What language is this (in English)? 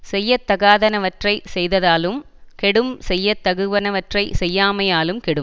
Tamil